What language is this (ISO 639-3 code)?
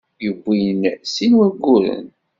kab